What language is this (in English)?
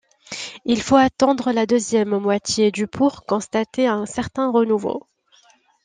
French